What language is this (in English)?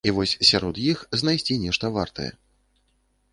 Belarusian